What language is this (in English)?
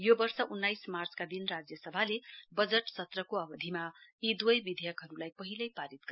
Nepali